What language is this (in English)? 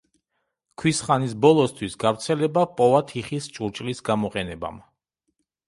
Georgian